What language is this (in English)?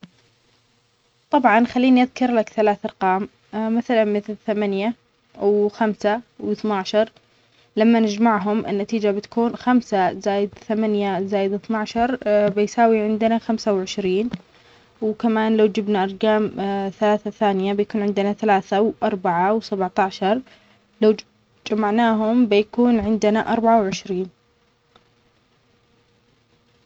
Omani Arabic